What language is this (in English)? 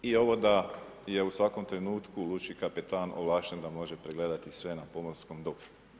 Croatian